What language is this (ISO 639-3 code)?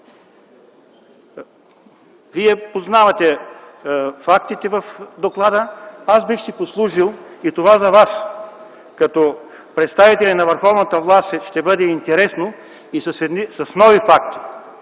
bul